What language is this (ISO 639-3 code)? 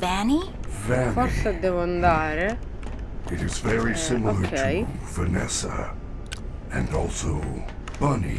ita